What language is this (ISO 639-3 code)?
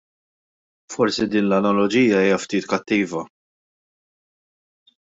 mlt